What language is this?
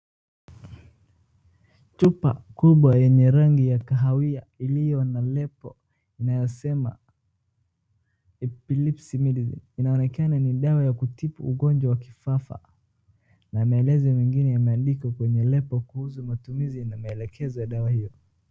Swahili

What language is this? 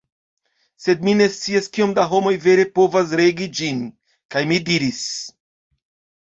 Esperanto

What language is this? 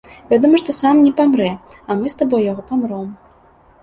Belarusian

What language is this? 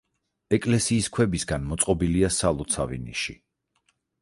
Georgian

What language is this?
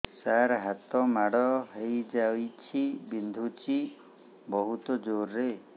Odia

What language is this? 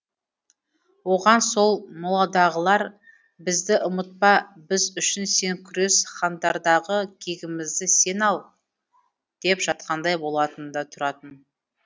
Kazakh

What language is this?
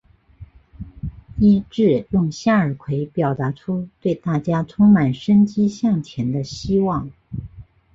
Chinese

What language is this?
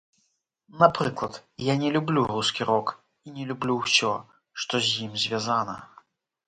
Belarusian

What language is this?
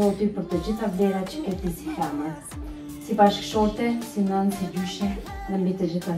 Romanian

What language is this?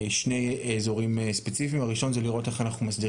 Hebrew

